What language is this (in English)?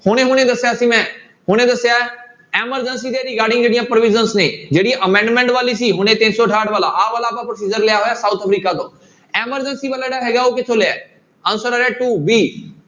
Punjabi